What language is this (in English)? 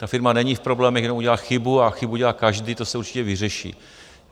Czech